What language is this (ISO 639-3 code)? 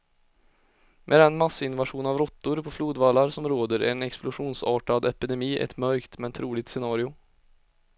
swe